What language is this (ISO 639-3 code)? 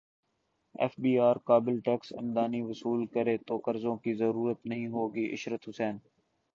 urd